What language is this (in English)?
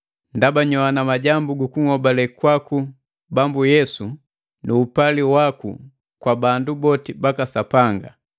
Matengo